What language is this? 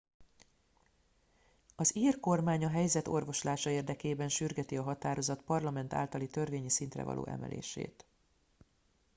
Hungarian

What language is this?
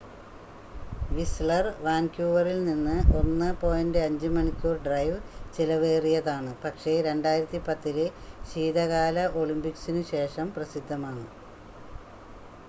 Malayalam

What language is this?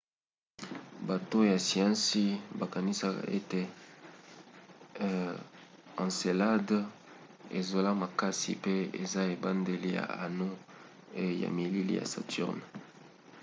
Lingala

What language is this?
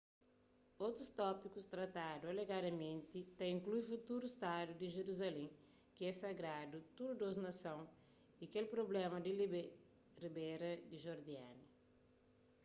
Kabuverdianu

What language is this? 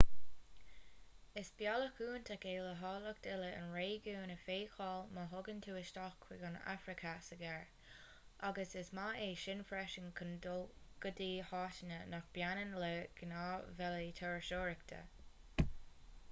Irish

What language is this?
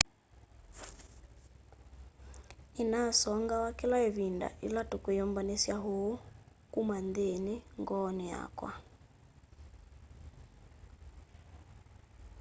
Kamba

